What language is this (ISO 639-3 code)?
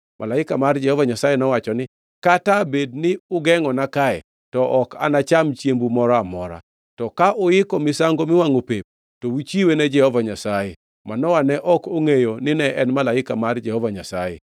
luo